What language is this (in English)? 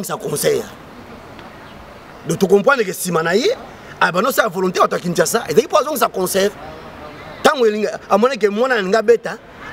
French